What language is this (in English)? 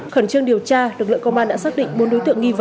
Vietnamese